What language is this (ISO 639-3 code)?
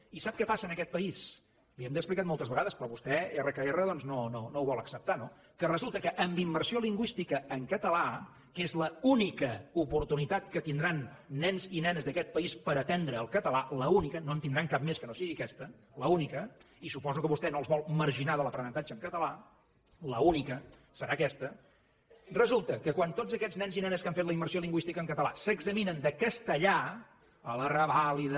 cat